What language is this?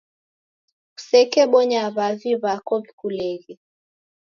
Taita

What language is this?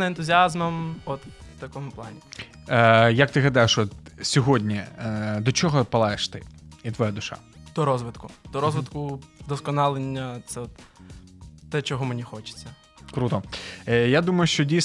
Ukrainian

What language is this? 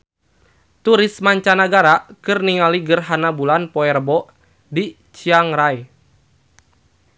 Sundanese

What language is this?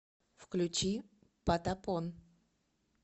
Russian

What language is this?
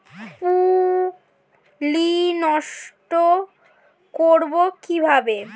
Bangla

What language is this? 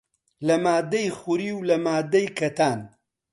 Central Kurdish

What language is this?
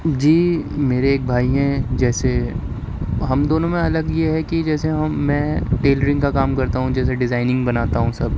Urdu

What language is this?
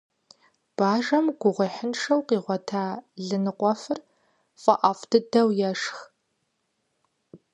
Kabardian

